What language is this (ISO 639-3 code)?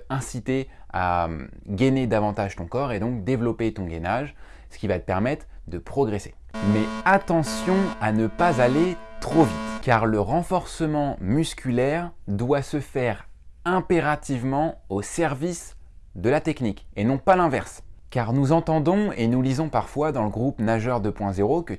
fra